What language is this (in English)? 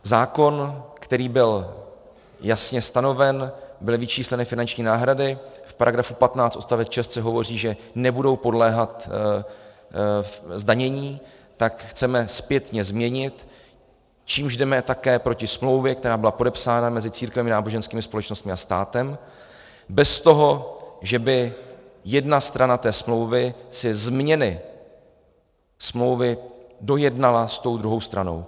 Czech